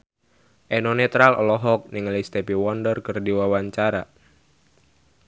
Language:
Sundanese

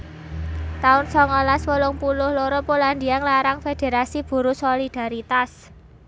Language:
Javanese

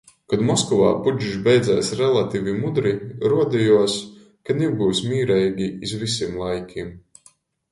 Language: Latgalian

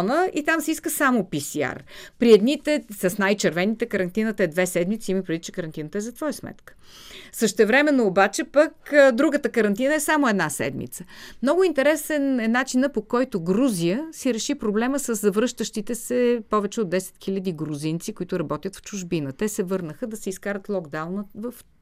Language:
Bulgarian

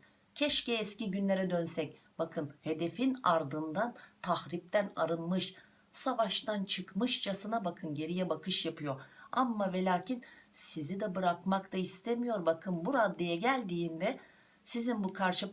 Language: Turkish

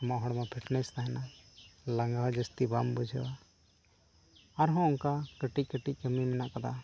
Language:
Santali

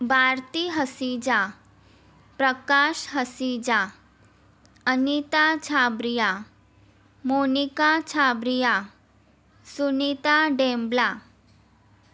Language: Sindhi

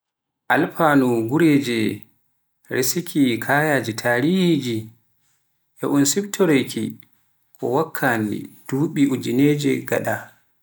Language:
Pular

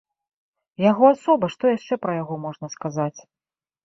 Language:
Belarusian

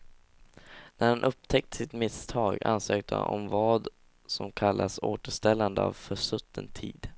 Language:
Swedish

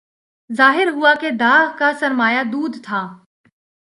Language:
Urdu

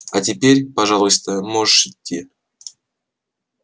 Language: Russian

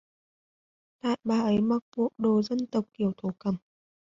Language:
Vietnamese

